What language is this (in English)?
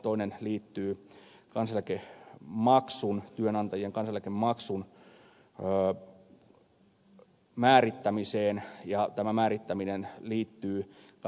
Finnish